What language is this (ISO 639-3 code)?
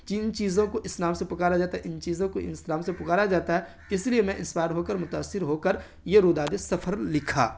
urd